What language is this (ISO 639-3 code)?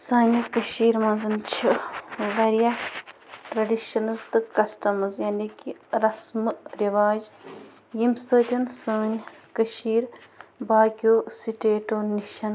kas